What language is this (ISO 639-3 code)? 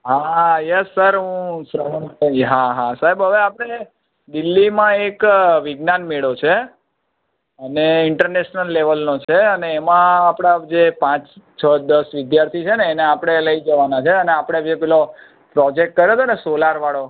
guj